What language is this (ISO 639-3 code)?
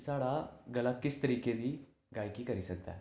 doi